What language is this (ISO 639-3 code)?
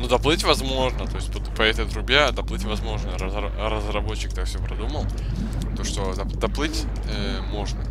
rus